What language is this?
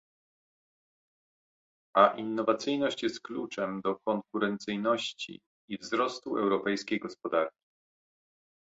Polish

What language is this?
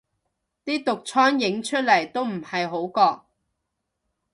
Cantonese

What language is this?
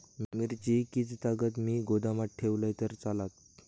Marathi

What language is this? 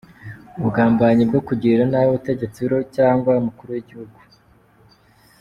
Kinyarwanda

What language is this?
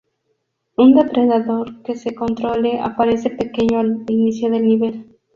Spanish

